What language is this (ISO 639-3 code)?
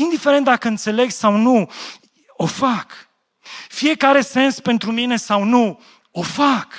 ron